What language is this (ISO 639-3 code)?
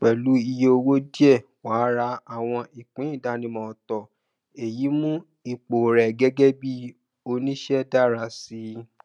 yor